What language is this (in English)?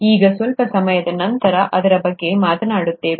Kannada